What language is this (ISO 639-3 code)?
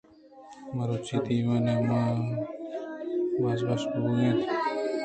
bgp